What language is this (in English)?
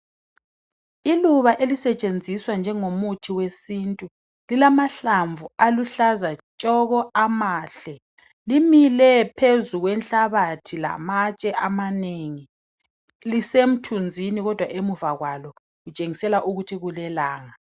North Ndebele